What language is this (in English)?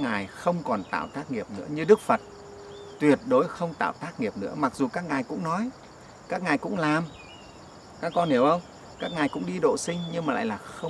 Vietnamese